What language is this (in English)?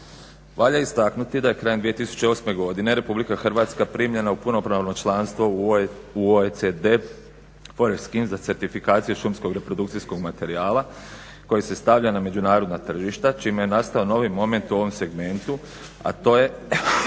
Croatian